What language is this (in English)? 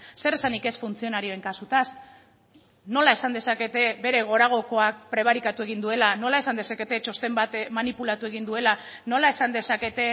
Basque